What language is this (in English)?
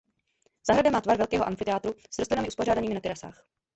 Czech